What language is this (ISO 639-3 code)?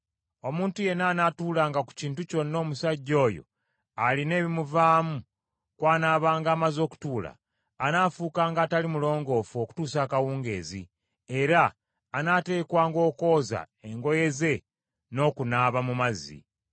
lug